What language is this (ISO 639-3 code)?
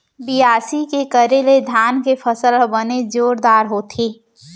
hne